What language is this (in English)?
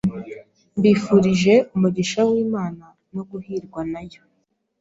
Kinyarwanda